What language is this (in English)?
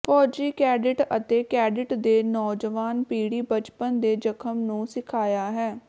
Punjabi